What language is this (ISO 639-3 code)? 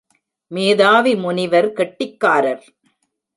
tam